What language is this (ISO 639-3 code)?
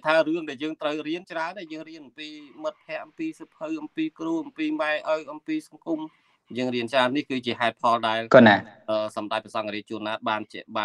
tha